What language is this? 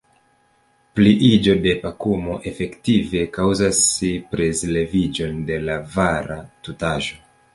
Esperanto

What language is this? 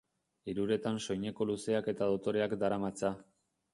Basque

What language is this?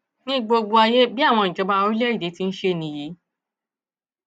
Yoruba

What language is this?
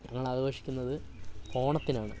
Malayalam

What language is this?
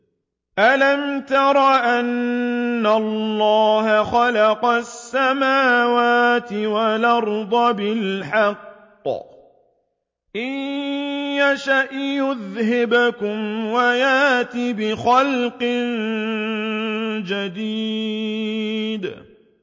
Arabic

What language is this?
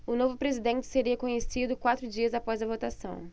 Portuguese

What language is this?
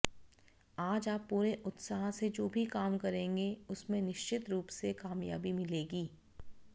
Hindi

